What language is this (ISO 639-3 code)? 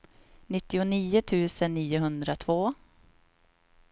swe